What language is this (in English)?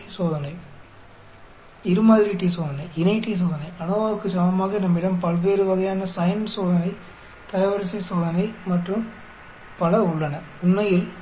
Tamil